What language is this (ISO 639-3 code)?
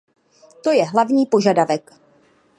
ces